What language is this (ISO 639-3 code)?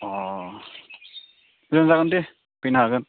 brx